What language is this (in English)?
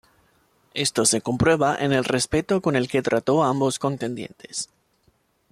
Spanish